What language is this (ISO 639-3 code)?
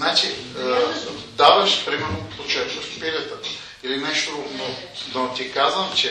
bul